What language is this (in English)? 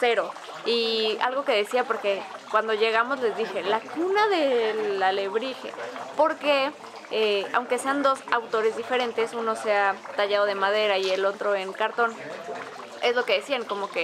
Spanish